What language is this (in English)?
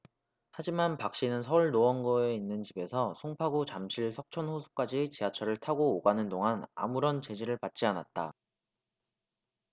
Korean